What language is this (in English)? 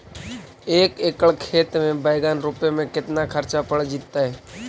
Magahi